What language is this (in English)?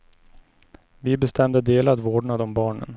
Swedish